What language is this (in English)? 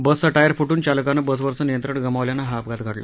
Marathi